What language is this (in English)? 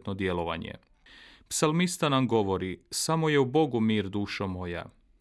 Croatian